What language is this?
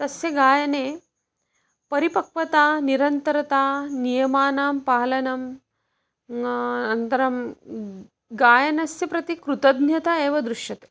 Sanskrit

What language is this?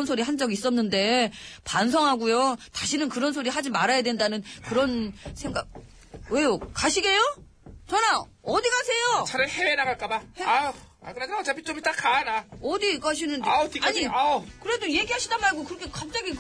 Korean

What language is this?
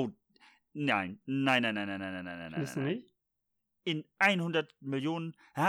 German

